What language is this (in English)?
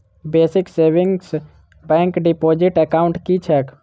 Maithili